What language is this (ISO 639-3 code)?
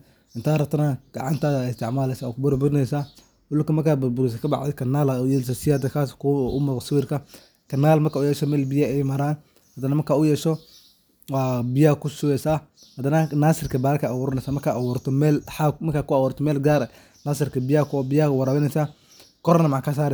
som